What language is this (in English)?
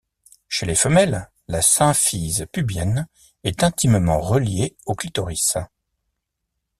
French